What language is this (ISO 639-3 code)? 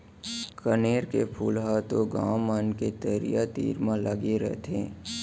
hne